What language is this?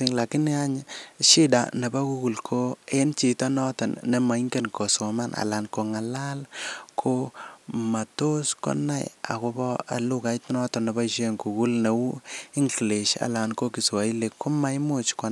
Kalenjin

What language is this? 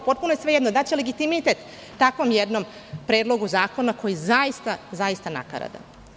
Serbian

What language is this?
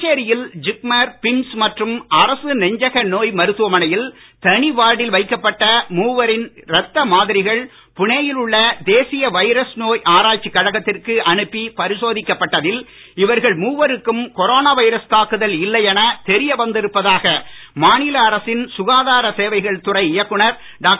Tamil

